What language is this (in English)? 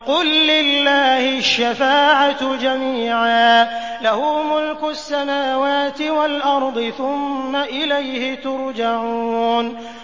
Arabic